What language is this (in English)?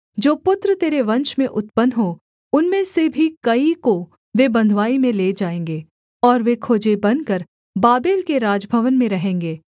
Hindi